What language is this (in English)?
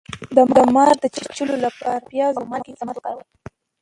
Pashto